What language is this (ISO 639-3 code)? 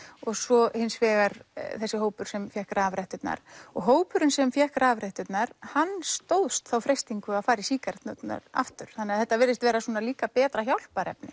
isl